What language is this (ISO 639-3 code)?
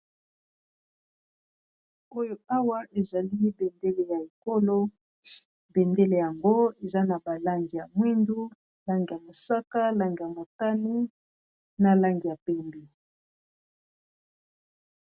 lin